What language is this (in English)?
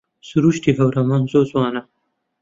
Central Kurdish